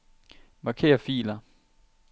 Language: Danish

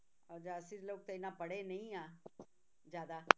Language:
Punjabi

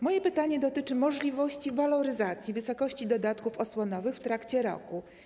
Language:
Polish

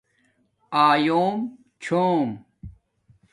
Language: Domaaki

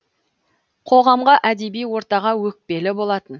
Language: Kazakh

